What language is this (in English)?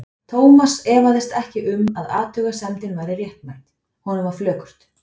Icelandic